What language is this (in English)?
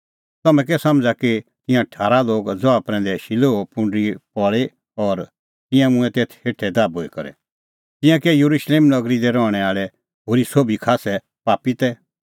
Kullu Pahari